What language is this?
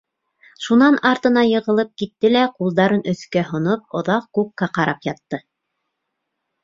Bashkir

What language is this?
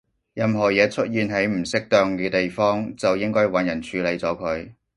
Cantonese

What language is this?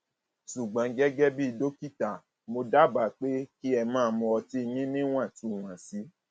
Yoruba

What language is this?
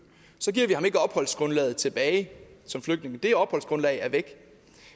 Danish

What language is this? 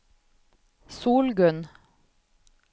Norwegian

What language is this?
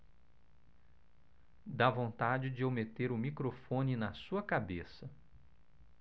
Portuguese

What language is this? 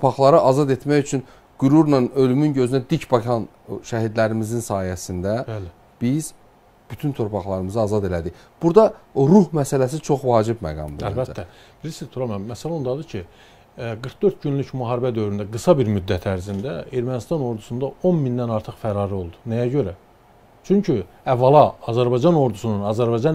Turkish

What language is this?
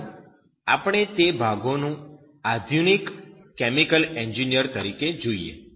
Gujarati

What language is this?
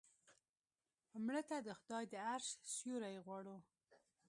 Pashto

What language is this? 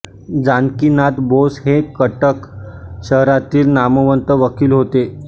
Marathi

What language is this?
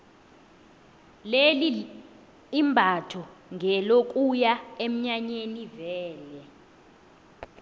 South Ndebele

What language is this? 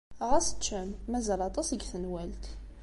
Kabyle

